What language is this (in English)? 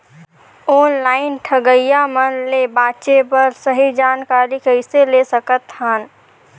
Chhattisgarhi